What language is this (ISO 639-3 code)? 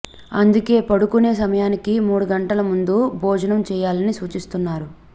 tel